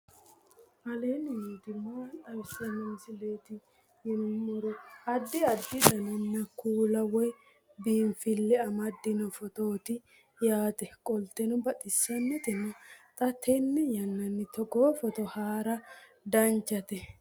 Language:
Sidamo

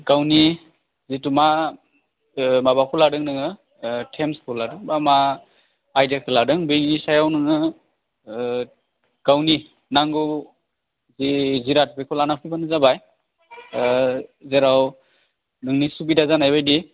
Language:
Bodo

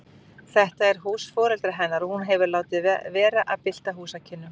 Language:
Icelandic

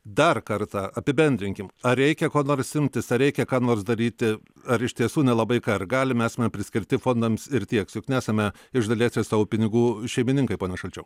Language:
Lithuanian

